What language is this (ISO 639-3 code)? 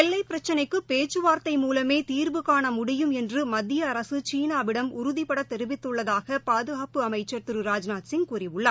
tam